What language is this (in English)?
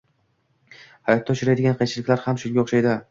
Uzbek